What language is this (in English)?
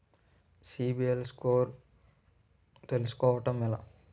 Telugu